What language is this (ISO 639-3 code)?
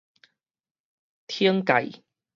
nan